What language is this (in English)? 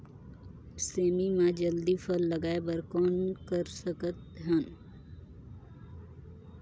Chhattisgarhi